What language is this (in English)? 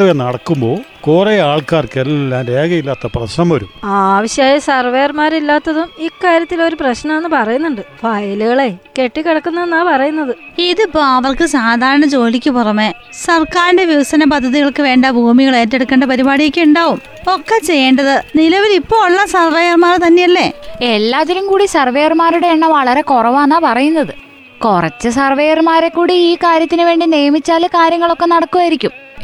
Malayalam